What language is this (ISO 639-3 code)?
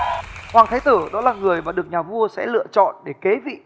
vie